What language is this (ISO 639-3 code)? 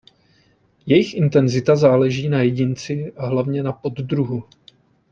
ces